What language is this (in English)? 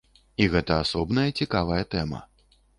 Belarusian